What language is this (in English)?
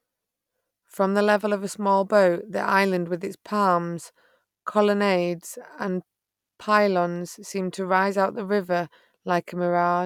English